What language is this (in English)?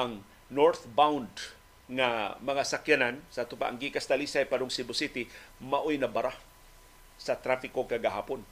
Filipino